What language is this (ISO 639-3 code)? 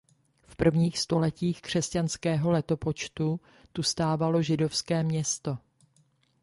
ces